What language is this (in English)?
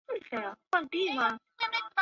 Chinese